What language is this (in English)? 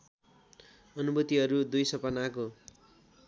Nepali